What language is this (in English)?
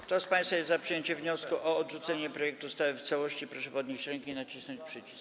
Polish